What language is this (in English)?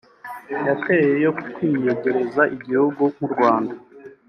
Kinyarwanda